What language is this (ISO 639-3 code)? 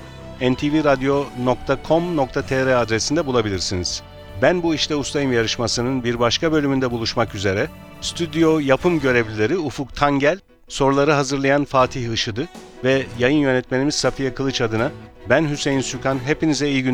tur